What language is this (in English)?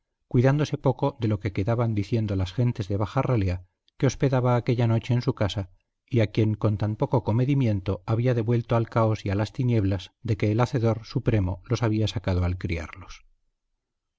Spanish